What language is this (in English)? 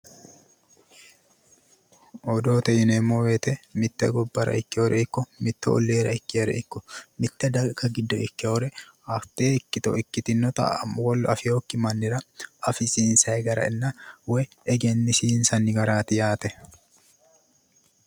Sidamo